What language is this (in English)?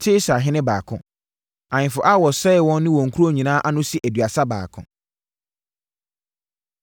Akan